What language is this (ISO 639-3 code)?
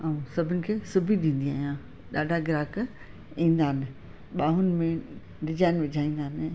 snd